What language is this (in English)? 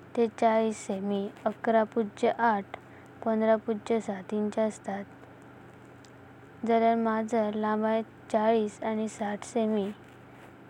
Konkani